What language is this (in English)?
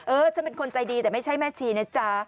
Thai